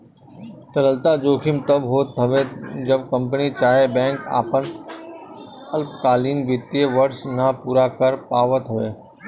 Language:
Bhojpuri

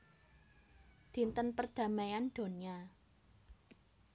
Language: Javanese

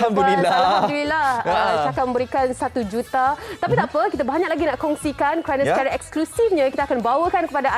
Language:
Malay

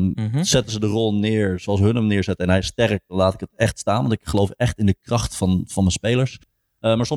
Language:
Dutch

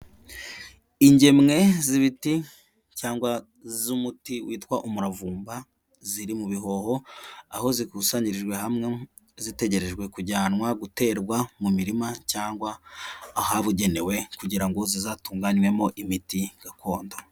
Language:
Kinyarwanda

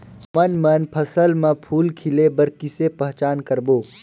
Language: Chhattisgarhi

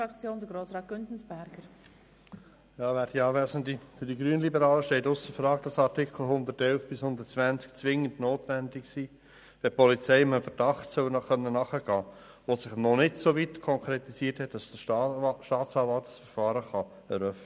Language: Swiss German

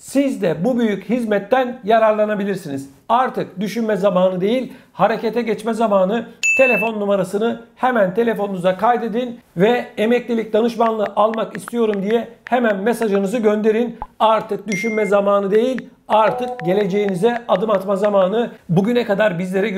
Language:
Turkish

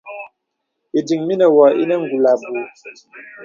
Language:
Bebele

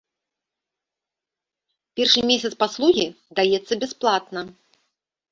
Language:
Belarusian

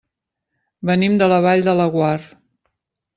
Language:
Catalan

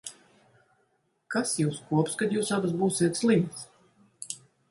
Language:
Latvian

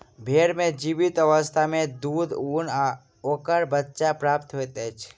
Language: Maithili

